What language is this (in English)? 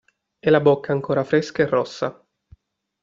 Italian